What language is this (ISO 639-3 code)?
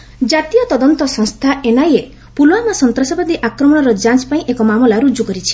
ori